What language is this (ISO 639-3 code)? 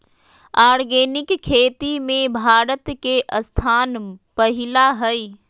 mag